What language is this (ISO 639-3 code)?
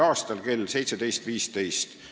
est